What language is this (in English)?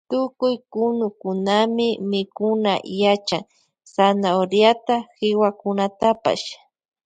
Loja Highland Quichua